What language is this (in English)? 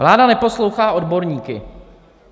Czech